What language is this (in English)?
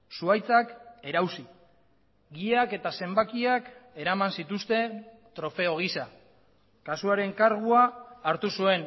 Basque